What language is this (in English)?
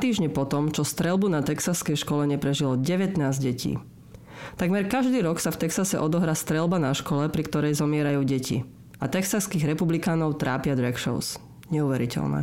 Slovak